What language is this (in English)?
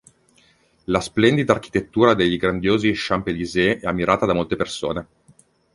Italian